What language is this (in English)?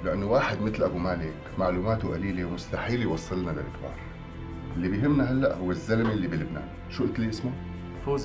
Arabic